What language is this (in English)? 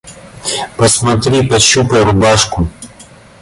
Russian